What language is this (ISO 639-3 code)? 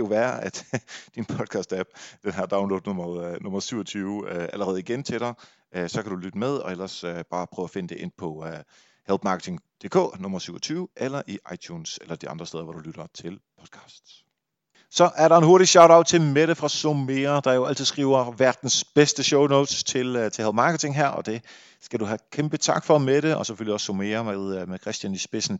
dan